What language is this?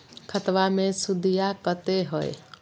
Magahi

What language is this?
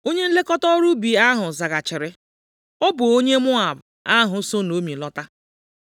Igbo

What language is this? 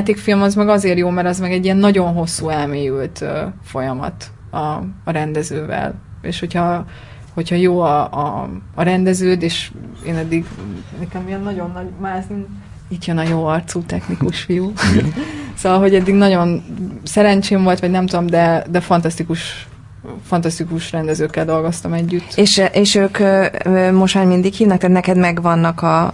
Hungarian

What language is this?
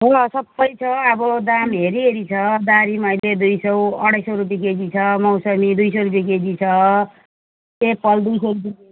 Nepali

